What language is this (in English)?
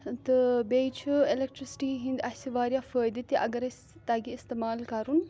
Kashmiri